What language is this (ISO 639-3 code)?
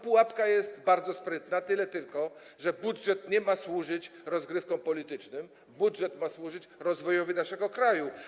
pol